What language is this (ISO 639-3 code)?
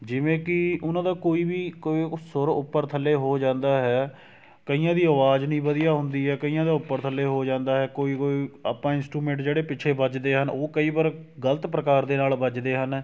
pan